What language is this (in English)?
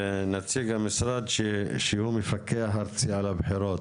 Hebrew